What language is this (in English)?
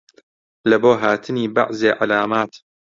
Central Kurdish